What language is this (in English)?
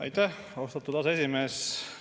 Estonian